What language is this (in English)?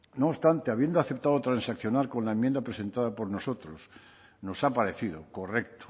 Spanish